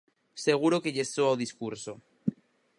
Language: Galician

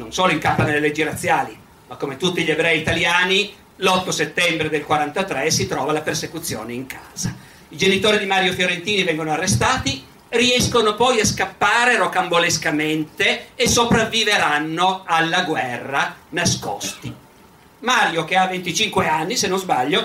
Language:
Italian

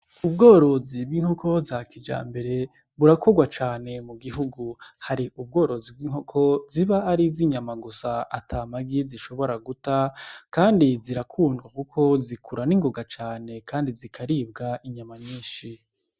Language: Rundi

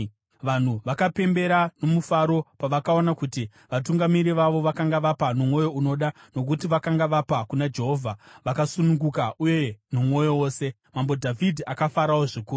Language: Shona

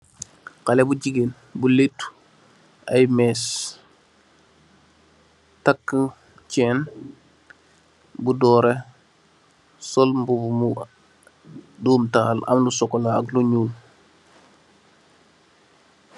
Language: Wolof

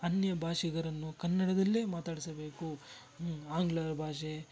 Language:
Kannada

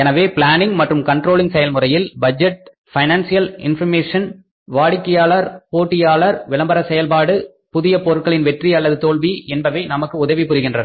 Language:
Tamil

